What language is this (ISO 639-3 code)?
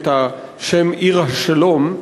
heb